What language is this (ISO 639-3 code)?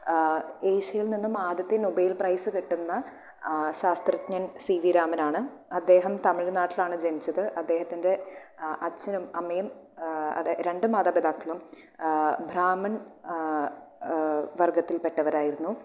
mal